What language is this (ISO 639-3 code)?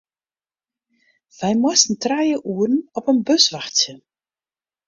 fry